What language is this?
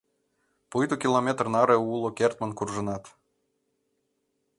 Mari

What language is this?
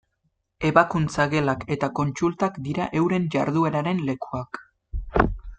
Basque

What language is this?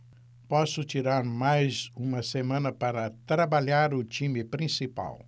Portuguese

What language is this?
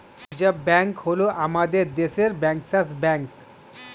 Bangla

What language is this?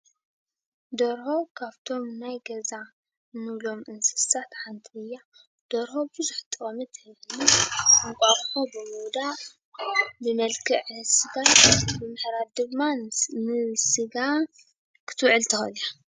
Tigrinya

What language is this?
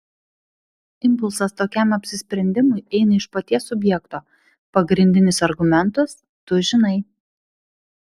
Lithuanian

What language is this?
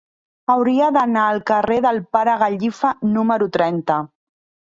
Catalan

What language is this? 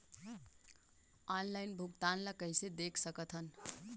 Chhattisgarhi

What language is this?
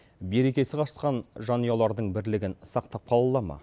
Kazakh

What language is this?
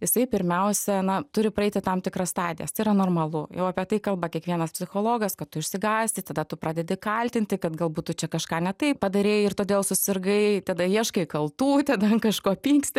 Lithuanian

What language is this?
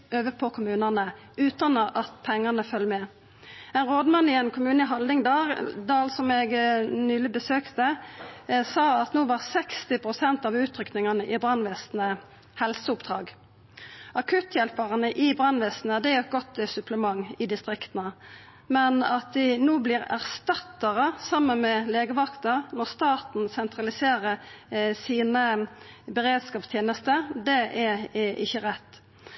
Norwegian Nynorsk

